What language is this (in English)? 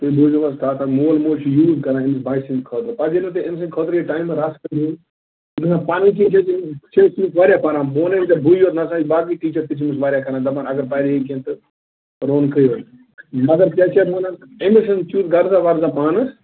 Kashmiri